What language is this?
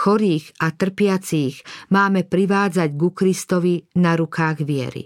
Slovak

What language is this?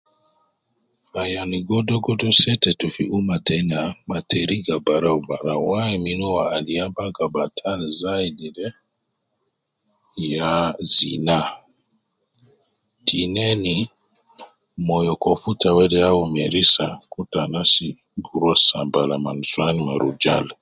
Nubi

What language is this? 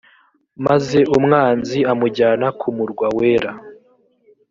Kinyarwanda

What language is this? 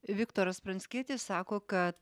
Lithuanian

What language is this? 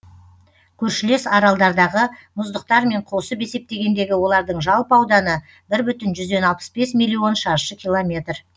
Kazakh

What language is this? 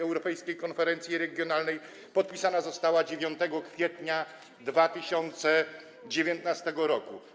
Polish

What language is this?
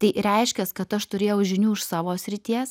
Lithuanian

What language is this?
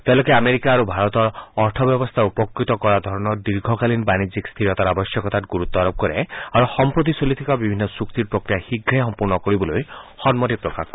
Assamese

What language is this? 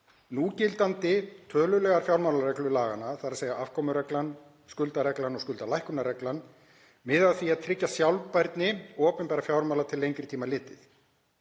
Icelandic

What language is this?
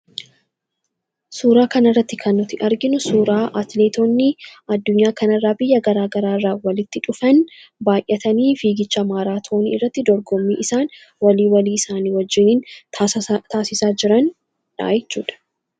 Oromo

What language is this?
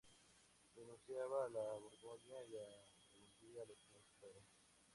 Spanish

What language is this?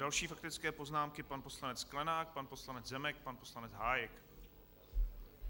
Czech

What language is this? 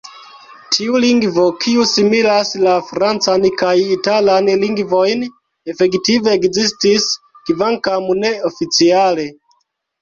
Esperanto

